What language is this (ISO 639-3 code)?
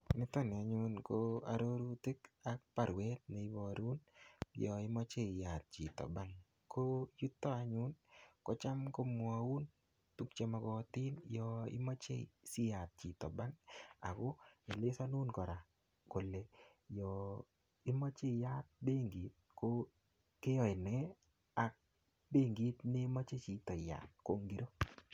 kln